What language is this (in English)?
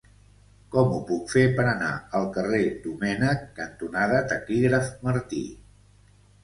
Catalan